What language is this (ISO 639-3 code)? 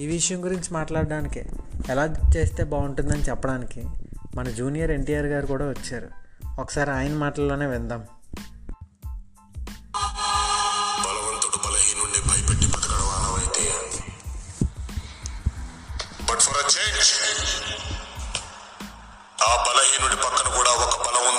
tel